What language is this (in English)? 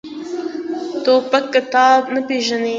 Pashto